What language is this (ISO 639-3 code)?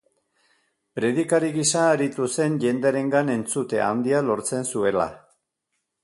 eus